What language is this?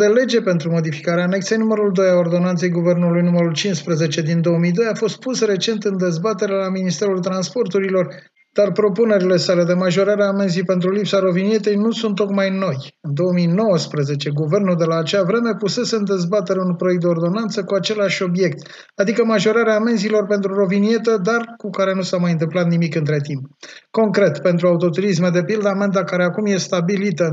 Romanian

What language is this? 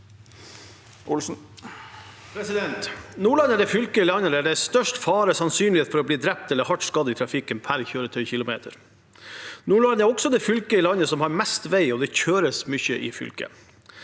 Norwegian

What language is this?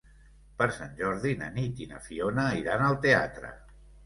Catalan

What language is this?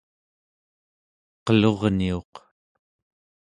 Central Yupik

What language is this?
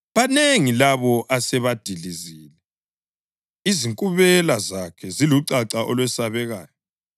North Ndebele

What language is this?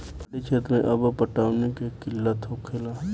Bhojpuri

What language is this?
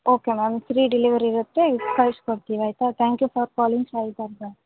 Kannada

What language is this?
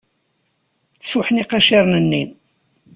Kabyle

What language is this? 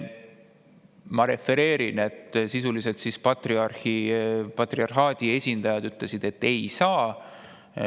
Estonian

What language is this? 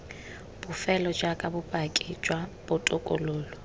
Tswana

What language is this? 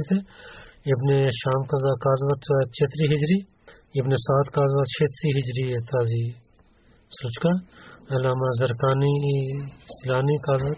Bulgarian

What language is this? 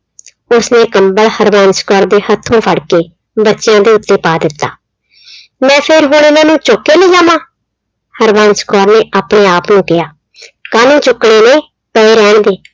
Punjabi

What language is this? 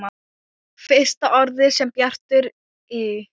Icelandic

